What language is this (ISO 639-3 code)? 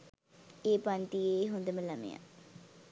sin